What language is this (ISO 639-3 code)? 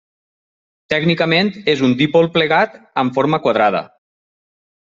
cat